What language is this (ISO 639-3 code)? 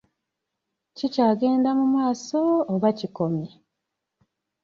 lug